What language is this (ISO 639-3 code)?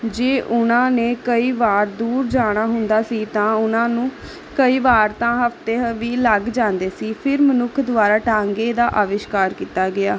pan